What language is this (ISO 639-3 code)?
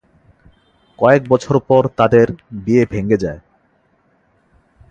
ben